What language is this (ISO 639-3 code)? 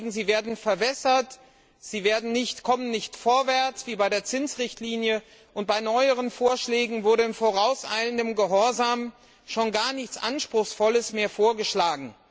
deu